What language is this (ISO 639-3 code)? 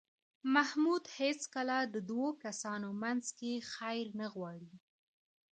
pus